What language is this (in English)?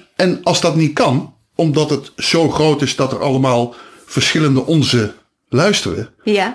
Dutch